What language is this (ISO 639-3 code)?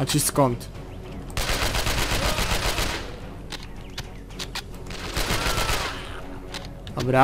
pol